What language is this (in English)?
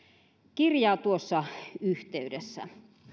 Finnish